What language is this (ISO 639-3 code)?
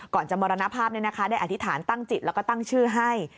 tha